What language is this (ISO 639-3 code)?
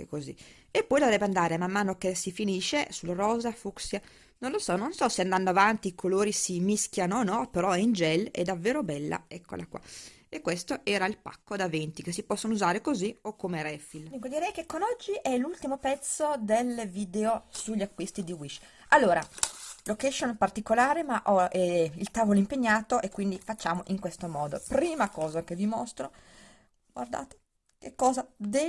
ita